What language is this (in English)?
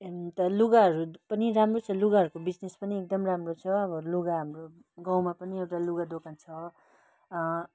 Nepali